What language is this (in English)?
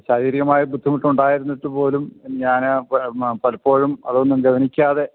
Malayalam